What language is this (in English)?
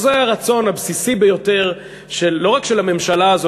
Hebrew